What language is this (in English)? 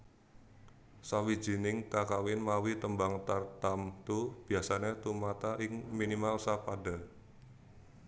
Javanese